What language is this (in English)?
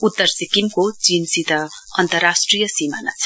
Nepali